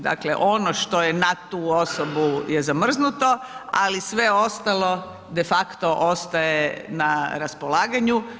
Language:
Croatian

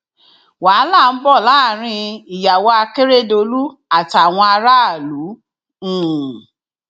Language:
Yoruba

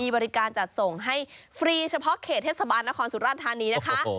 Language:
Thai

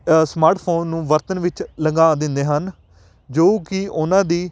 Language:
Punjabi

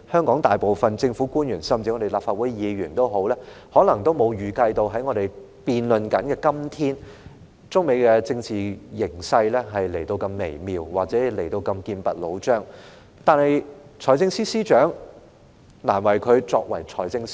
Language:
Cantonese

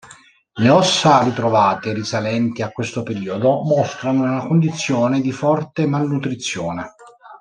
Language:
Italian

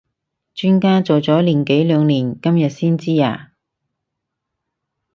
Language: Cantonese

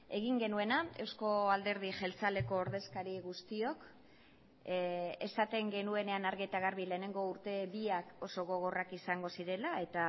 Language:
Basque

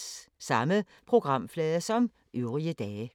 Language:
Danish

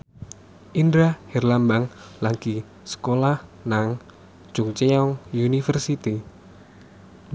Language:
Javanese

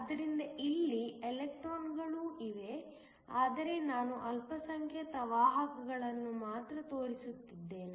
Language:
Kannada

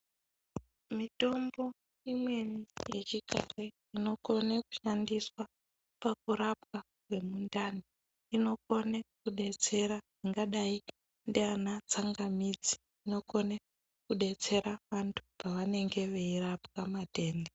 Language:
Ndau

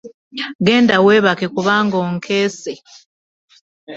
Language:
Ganda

